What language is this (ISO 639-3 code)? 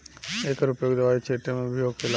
bho